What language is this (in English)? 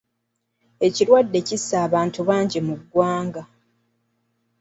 Ganda